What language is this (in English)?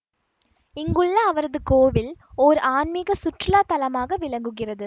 Tamil